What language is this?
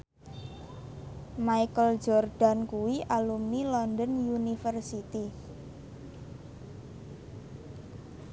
Javanese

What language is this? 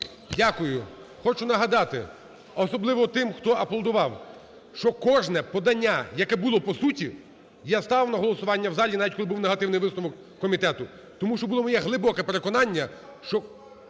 Ukrainian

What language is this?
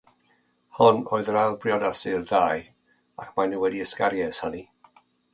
Welsh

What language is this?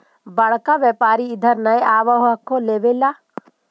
Magahi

